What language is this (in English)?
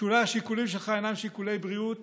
Hebrew